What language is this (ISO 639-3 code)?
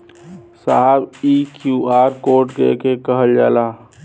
bho